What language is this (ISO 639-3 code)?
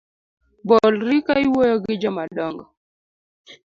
luo